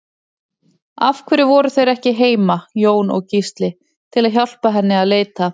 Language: Icelandic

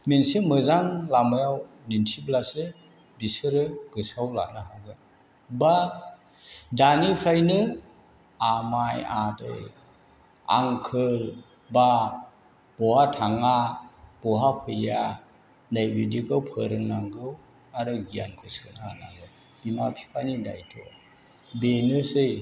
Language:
Bodo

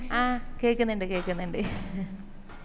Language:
Malayalam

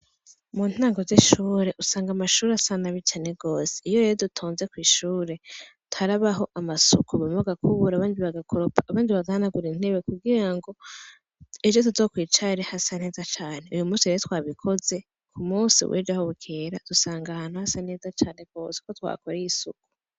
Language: Rundi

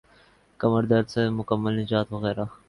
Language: Urdu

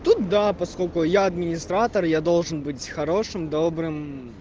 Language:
Russian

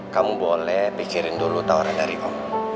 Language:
Indonesian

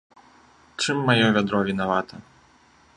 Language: Belarusian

